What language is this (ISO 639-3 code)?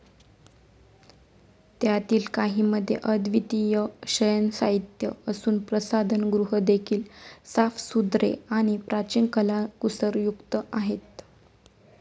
mar